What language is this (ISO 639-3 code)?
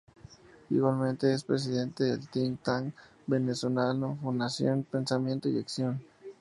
spa